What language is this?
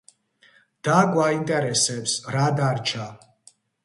Georgian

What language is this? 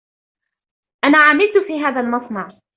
Arabic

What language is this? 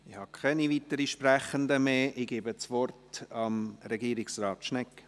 Swiss German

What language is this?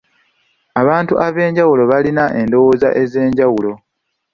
Ganda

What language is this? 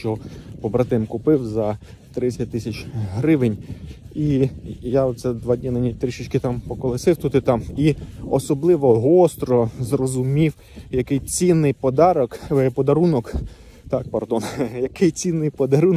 Ukrainian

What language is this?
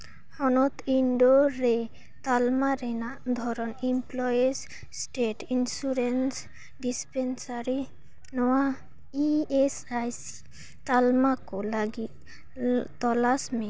Santali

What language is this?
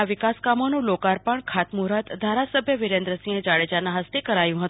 Gujarati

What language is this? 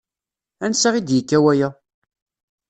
Kabyle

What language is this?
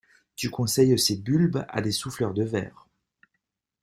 French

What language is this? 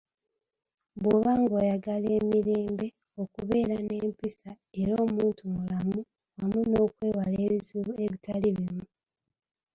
Ganda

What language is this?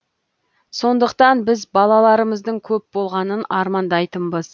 Kazakh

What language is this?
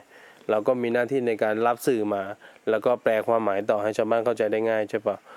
Thai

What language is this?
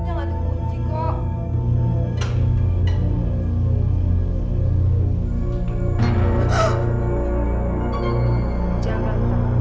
Indonesian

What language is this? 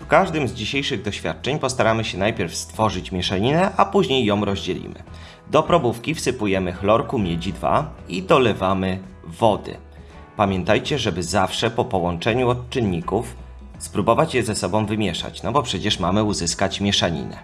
Polish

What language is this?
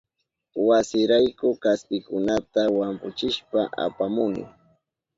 Southern Pastaza Quechua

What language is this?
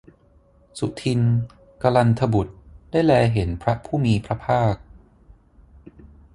Thai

